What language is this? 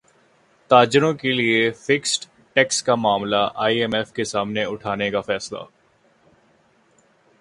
Urdu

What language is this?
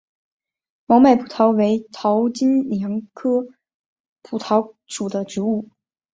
Chinese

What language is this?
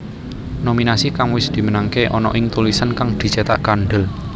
Javanese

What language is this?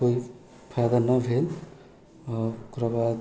Maithili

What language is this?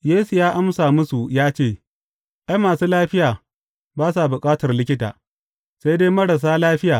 Hausa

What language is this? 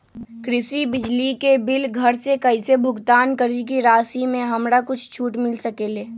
Magahi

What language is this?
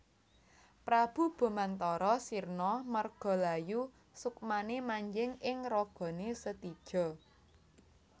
Javanese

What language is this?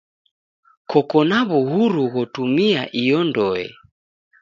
Taita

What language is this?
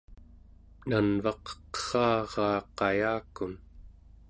Central Yupik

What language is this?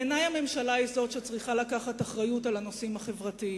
Hebrew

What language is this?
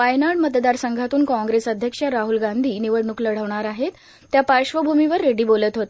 Marathi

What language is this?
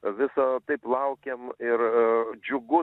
Lithuanian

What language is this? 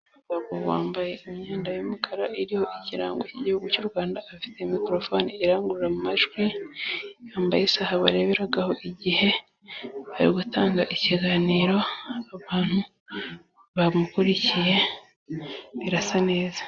Kinyarwanda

